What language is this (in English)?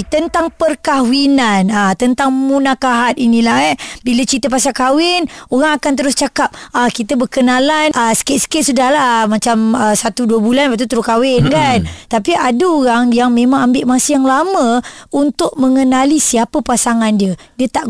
Malay